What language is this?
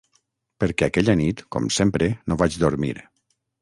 Catalan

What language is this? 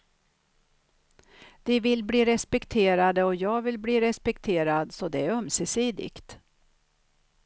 Swedish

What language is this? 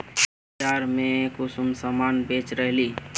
Magahi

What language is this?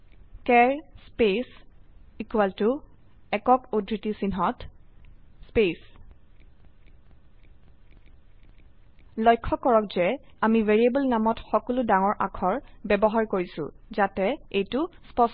Assamese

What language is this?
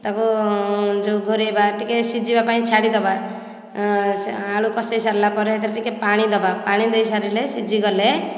Odia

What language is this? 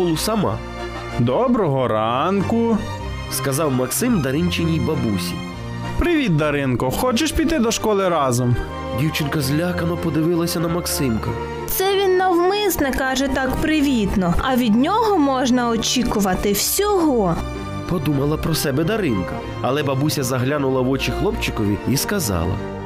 Ukrainian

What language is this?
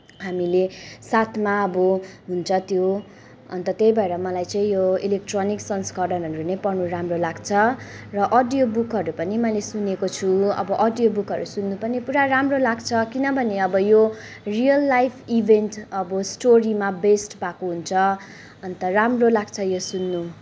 Nepali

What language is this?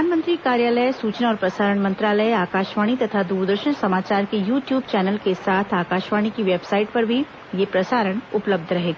Hindi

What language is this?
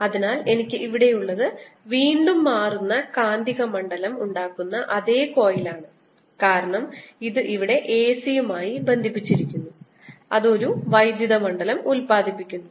Malayalam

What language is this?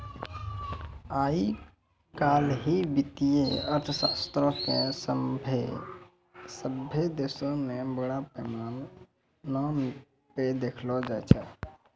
Maithili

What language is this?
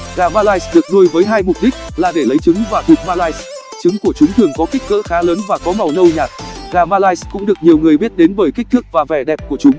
Vietnamese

